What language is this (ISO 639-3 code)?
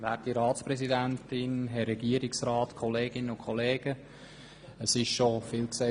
gsw